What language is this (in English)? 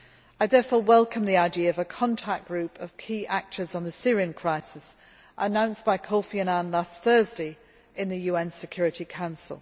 English